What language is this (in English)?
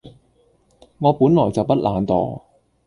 Cantonese